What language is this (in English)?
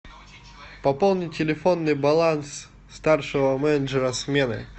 Russian